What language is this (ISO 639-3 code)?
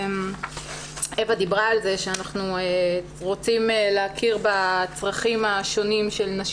heb